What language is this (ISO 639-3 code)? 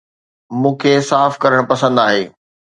snd